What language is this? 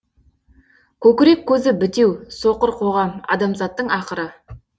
Kazakh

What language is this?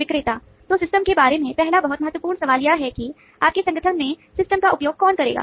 Hindi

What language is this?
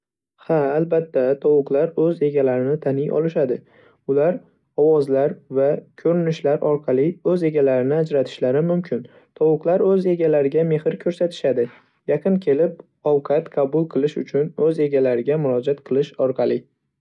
Uzbek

